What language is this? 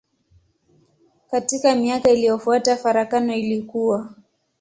Swahili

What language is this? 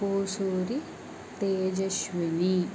Telugu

